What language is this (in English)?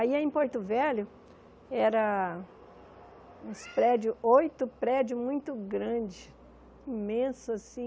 Portuguese